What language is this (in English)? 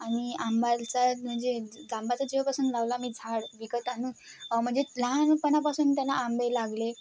Marathi